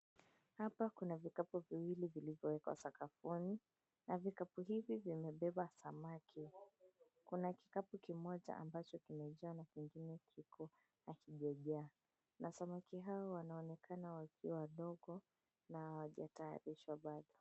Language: Swahili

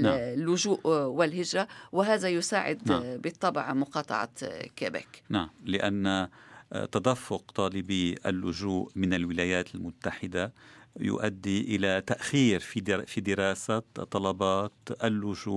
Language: Arabic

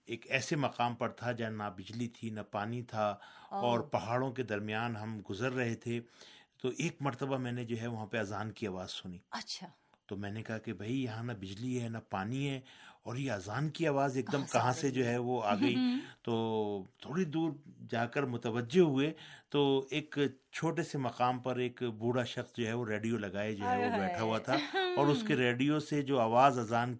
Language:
Urdu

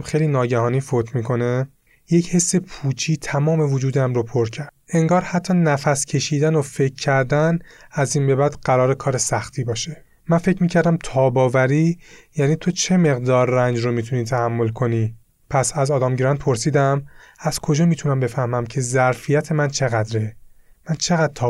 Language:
Persian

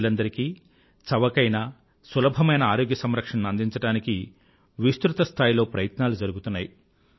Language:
Telugu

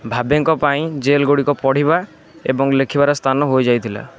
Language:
Odia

